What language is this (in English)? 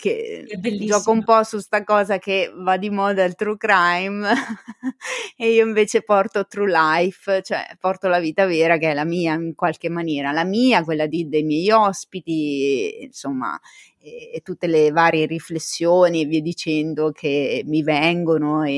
Italian